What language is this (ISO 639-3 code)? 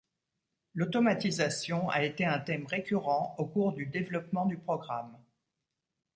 fra